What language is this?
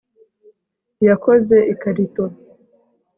Kinyarwanda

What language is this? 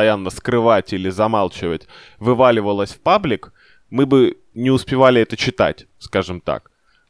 Russian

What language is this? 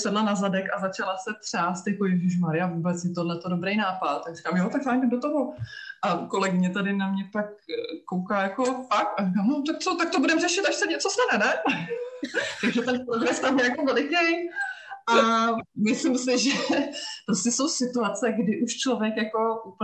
Czech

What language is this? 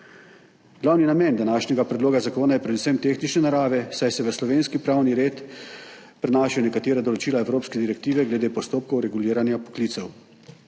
Slovenian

